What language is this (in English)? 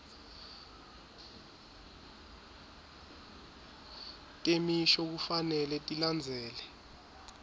Swati